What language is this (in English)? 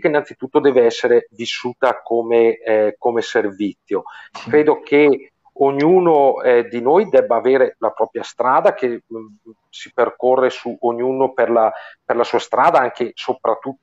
Italian